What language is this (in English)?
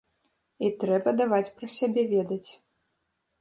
Belarusian